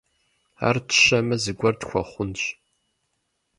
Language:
Kabardian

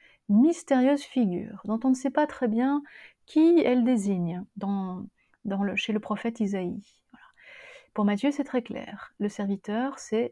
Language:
French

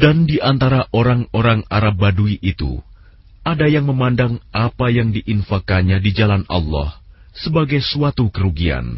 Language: Indonesian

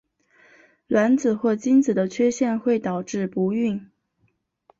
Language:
Chinese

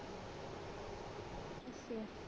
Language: Punjabi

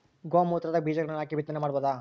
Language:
Kannada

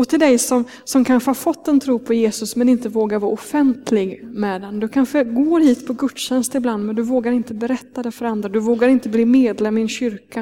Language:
Swedish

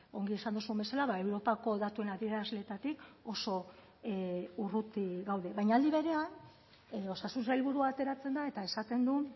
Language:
Basque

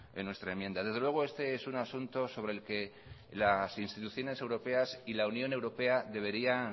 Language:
Spanish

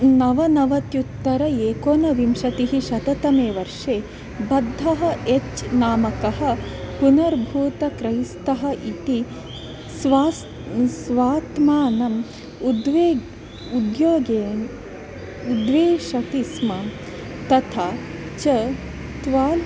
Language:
Sanskrit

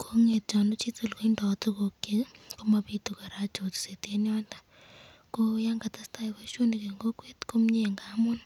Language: Kalenjin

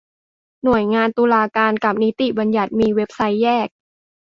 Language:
Thai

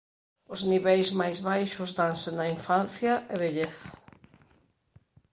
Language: Galician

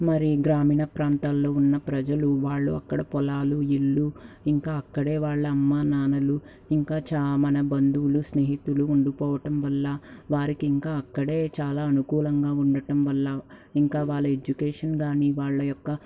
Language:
Telugu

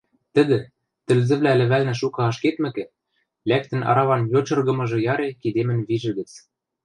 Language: Western Mari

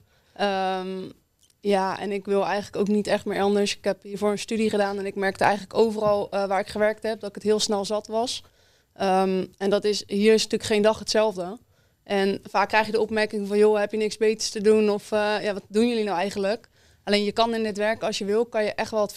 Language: Dutch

